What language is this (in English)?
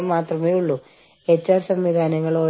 Malayalam